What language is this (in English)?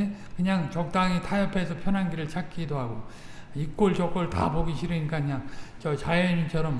Korean